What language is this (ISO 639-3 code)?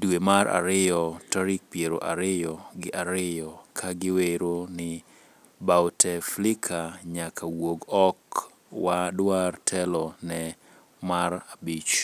luo